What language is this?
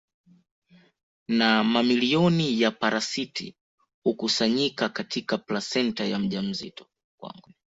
Swahili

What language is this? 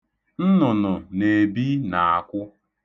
Igbo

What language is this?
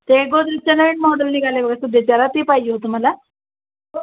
Marathi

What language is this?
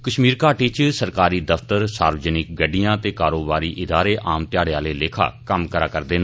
Dogri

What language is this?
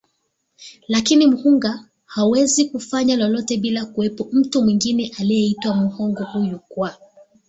Swahili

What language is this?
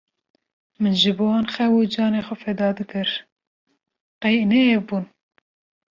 Kurdish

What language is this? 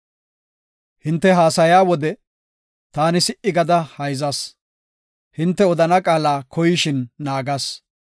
Gofa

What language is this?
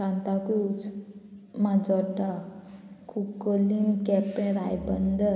Konkani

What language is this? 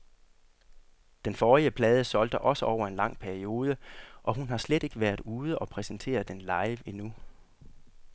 Danish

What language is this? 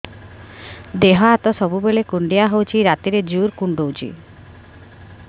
Odia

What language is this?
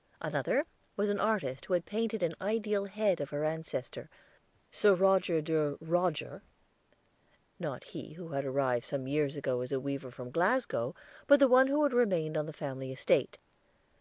English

